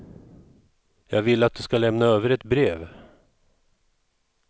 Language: Swedish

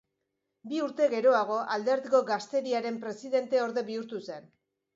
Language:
Basque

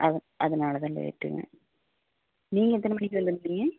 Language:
Tamil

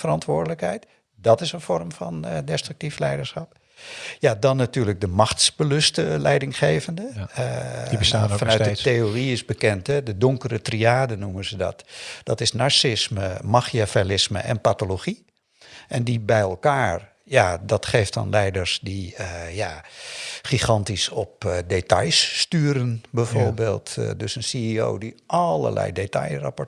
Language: Dutch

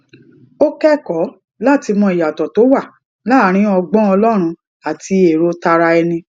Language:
Yoruba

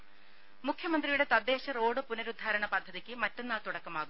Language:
Malayalam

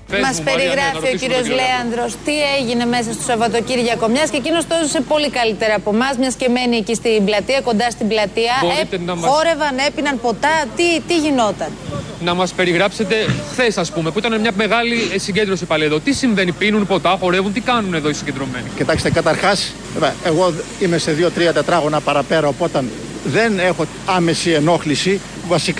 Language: Greek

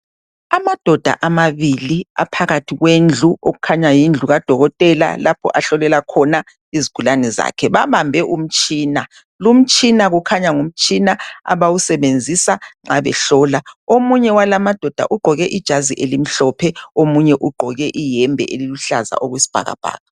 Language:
North Ndebele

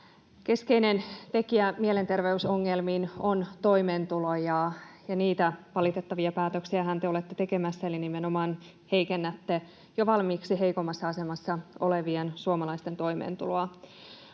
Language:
Finnish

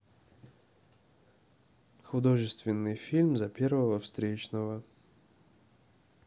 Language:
Russian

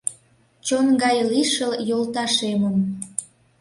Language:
Mari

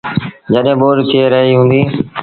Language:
Sindhi Bhil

